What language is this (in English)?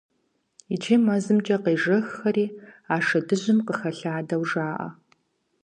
Kabardian